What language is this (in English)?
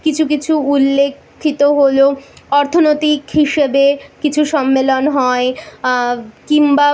Bangla